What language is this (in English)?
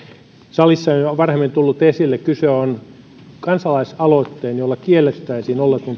Finnish